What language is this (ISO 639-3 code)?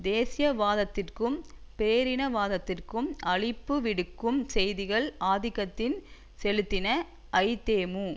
tam